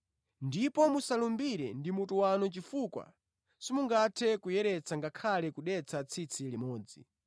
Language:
Nyanja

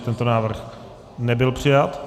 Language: Czech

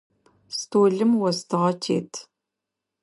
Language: Adyghe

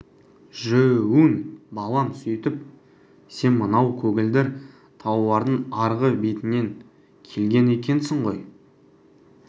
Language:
Kazakh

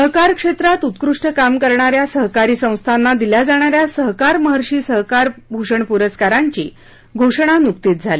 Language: Marathi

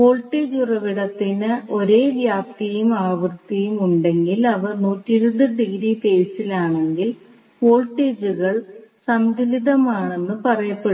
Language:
Malayalam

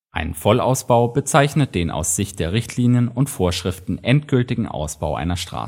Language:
German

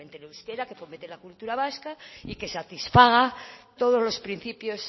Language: Spanish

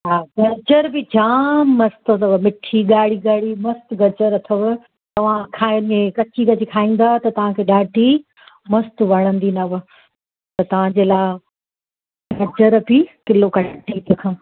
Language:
Sindhi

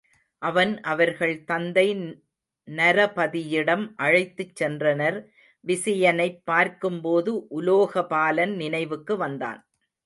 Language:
Tamil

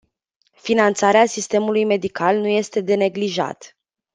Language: Romanian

